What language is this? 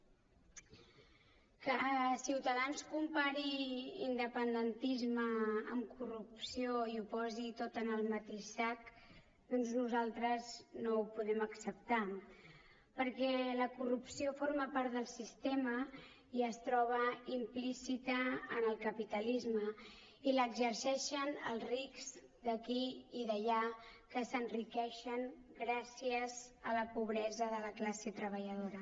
Catalan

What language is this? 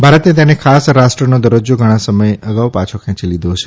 Gujarati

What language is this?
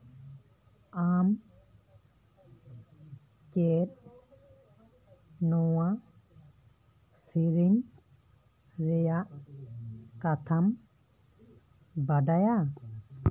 Santali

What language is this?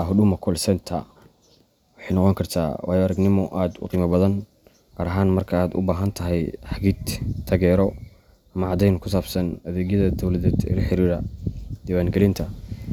Somali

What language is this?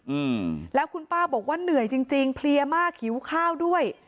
Thai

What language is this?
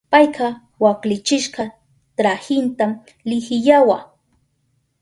Southern Pastaza Quechua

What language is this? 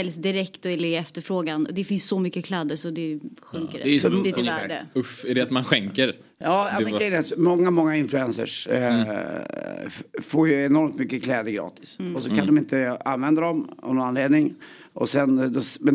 Swedish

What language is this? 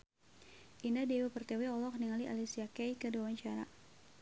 Sundanese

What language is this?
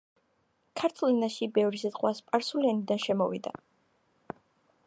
Georgian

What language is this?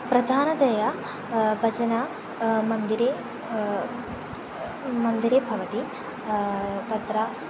Sanskrit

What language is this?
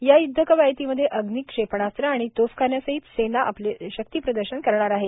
Marathi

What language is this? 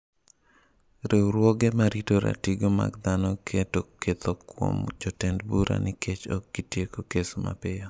Luo (Kenya and Tanzania)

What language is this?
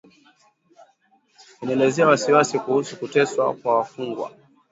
Swahili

